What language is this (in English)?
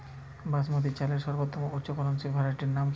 Bangla